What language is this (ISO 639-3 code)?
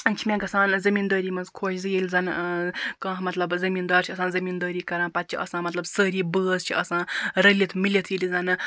kas